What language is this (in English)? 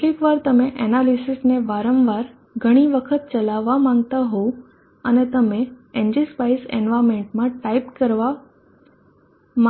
Gujarati